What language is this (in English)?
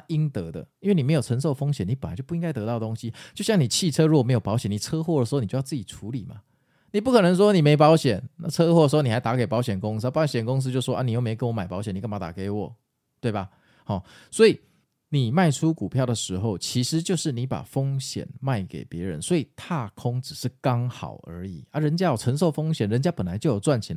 Chinese